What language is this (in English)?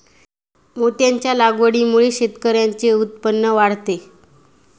Marathi